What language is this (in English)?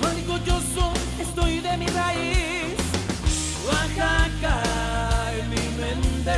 Greek